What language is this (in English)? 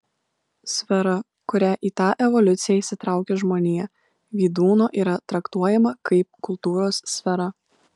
Lithuanian